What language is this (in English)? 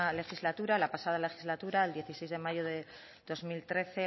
Spanish